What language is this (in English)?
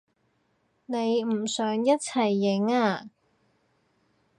Cantonese